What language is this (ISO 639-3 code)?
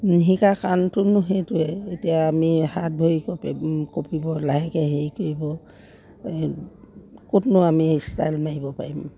asm